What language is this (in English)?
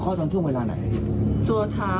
Thai